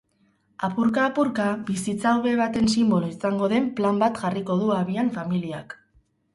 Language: Basque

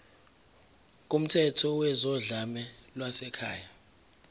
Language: Zulu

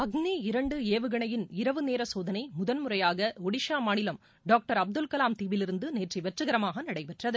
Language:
Tamil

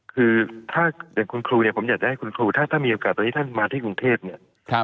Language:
Thai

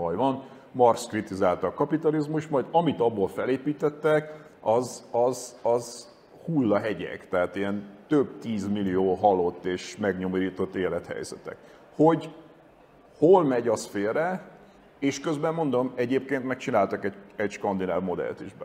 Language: Hungarian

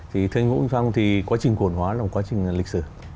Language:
Vietnamese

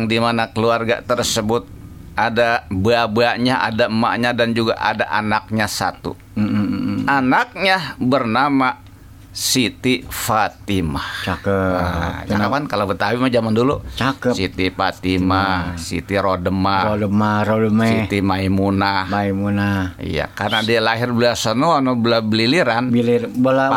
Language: Indonesian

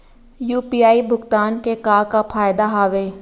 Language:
Chhattisgarhi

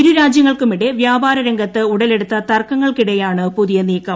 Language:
Malayalam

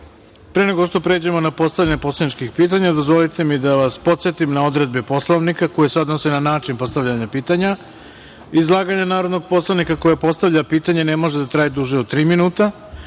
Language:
Serbian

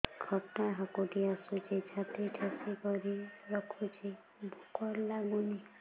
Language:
Odia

